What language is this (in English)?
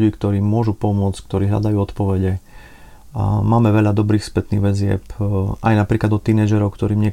Slovak